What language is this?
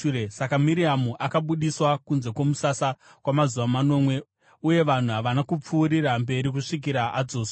Shona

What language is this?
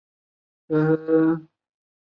Chinese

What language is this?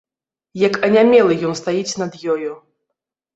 Belarusian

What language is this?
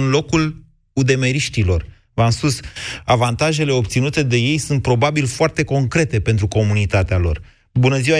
Romanian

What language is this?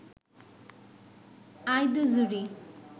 Bangla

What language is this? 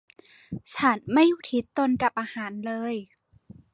Thai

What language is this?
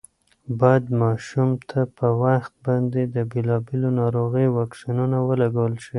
Pashto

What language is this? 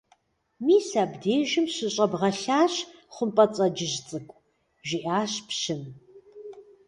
Kabardian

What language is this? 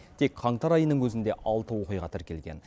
Kazakh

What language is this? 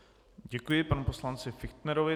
Czech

